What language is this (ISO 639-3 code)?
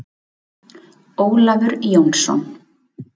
isl